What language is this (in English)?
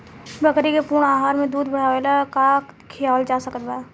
Bhojpuri